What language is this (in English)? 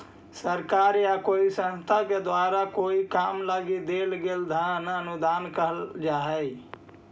Magahi